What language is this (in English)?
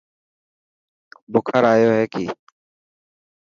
Dhatki